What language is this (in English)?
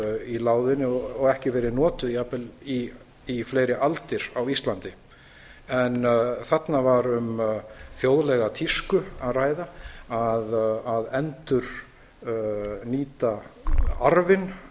Icelandic